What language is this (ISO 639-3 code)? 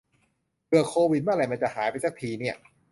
tha